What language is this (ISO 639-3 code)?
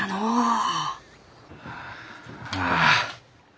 jpn